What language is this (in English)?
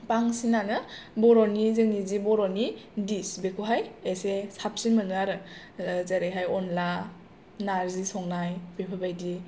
Bodo